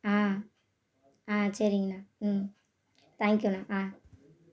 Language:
Tamil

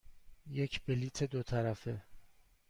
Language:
Persian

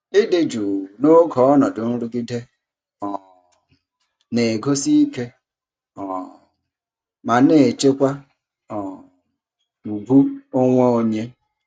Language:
Igbo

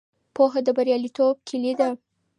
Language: Pashto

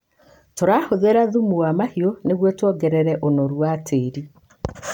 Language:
Kikuyu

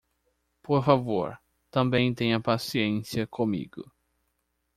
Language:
Portuguese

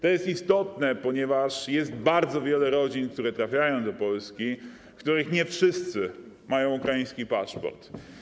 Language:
Polish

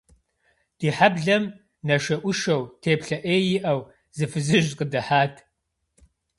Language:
Kabardian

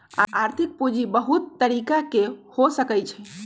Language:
Magahi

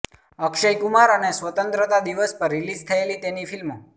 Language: Gujarati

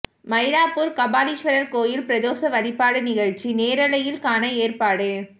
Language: Tamil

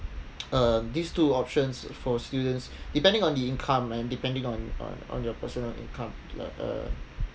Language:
English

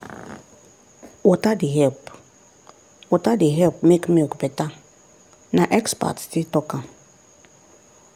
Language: Nigerian Pidgin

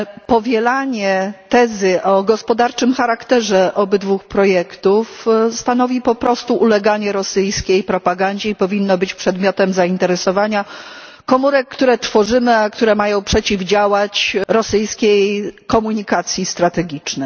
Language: Polish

